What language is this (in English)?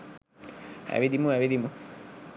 Sinhala